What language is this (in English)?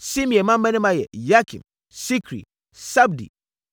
Akan